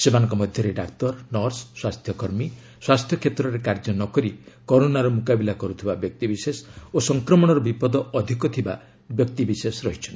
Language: Odia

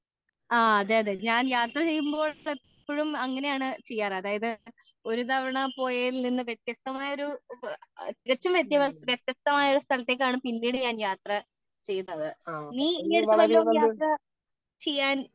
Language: Malayalam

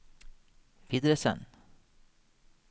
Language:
Norwegian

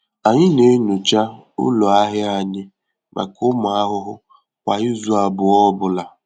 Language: Igbo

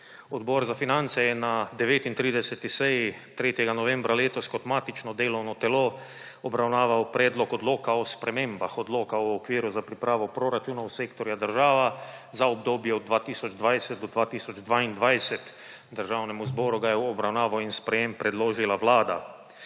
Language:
Slovenian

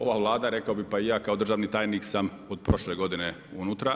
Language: Croatian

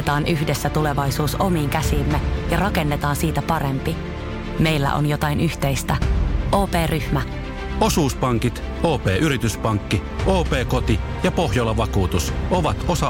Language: Finnish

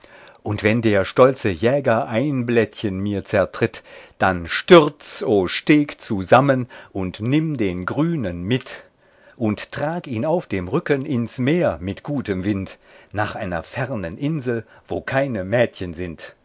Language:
German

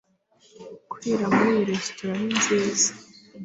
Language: Kinyarwanda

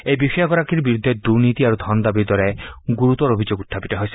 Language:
Assamese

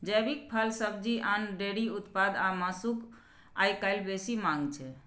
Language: Maithili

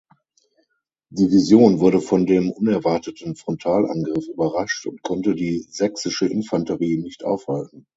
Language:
German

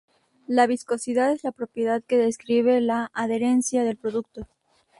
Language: Spanish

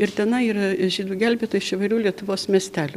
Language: Lithuanian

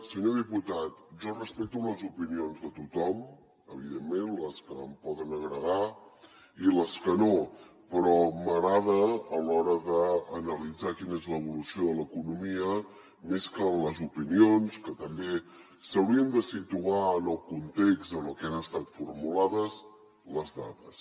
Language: Catalan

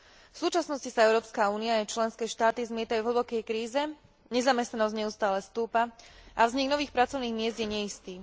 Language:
Slovak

